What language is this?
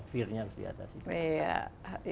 Indonesian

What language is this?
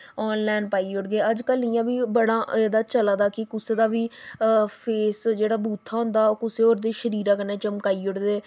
Dogri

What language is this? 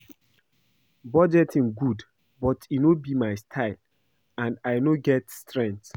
Nigerian Pidgin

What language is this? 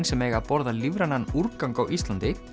Icelandic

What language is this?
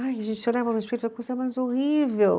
Portuguese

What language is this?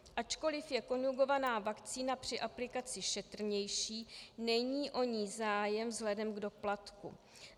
Czech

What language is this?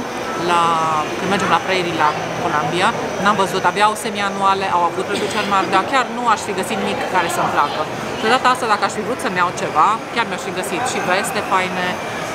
Romanian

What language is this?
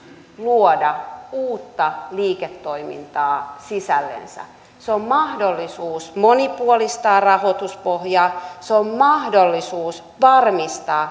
Finnish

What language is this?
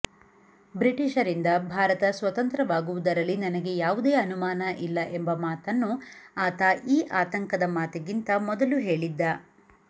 Kannada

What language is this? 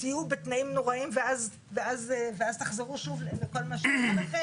Hebrew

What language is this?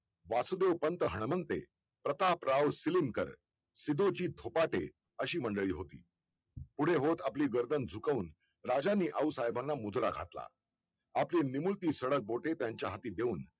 Marathi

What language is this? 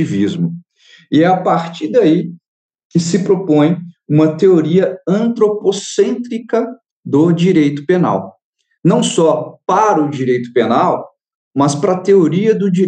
Portuguese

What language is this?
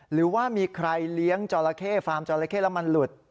Thai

